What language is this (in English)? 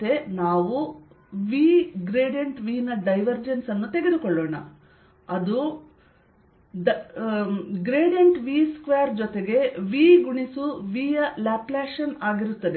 Kannada